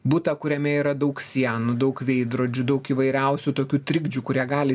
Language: Lithuanian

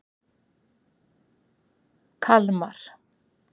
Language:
Icelandic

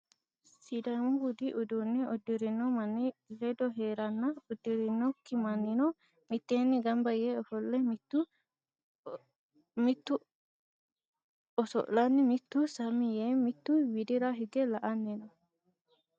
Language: Sidamo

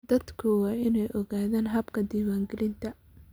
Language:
Somali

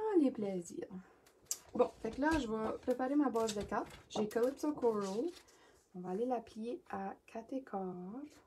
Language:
French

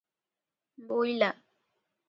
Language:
Odia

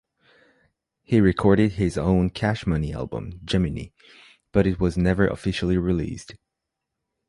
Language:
English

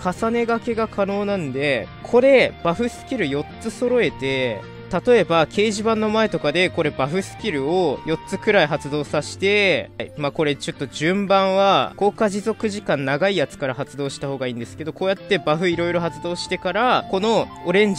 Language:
Japanese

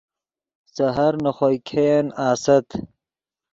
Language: Yidgha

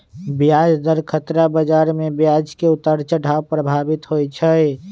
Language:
Magahi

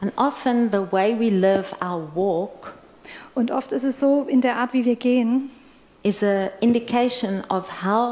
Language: German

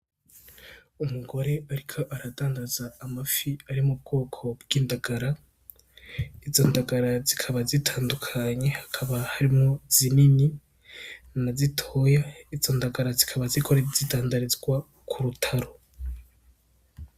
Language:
Rundi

